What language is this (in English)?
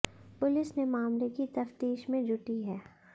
Hindi